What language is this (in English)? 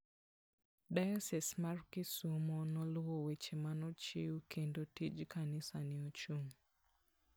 Luo (Kenya and Tanzania)